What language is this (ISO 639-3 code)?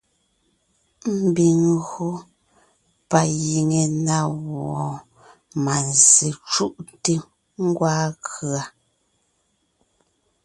nnh